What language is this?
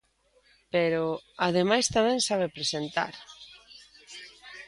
Galician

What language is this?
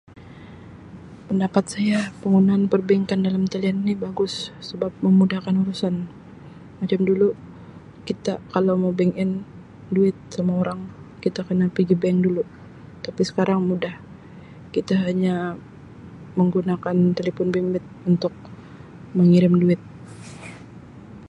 Sabah Malay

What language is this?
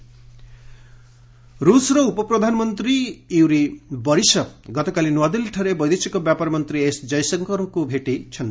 Odia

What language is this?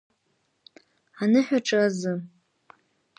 Abkhazian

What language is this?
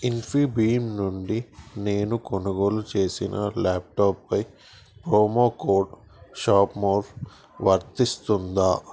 Telugu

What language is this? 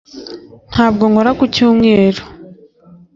Kinyarwanda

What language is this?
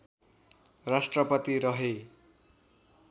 Nepali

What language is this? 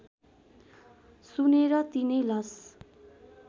Nepali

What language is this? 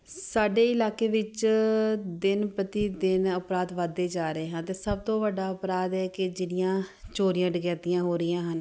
Punjabi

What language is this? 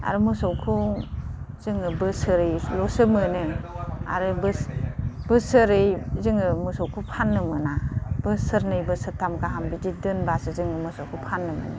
Bodo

